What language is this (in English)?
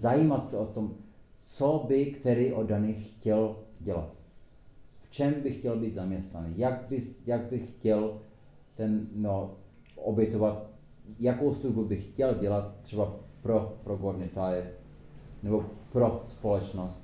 Czech